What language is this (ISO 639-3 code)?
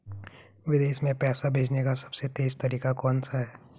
hin